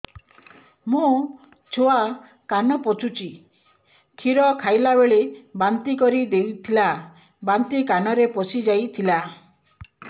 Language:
Odia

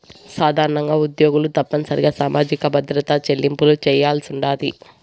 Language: Telugu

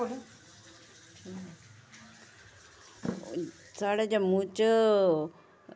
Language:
Dogri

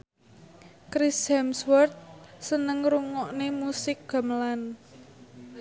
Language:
Javanese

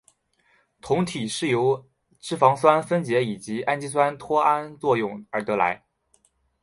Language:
Chinese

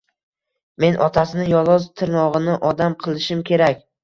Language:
Uzbek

